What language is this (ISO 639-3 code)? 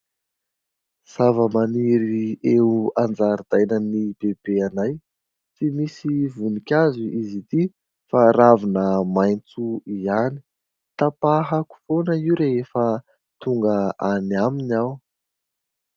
mlg